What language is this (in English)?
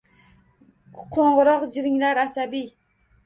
Uzbek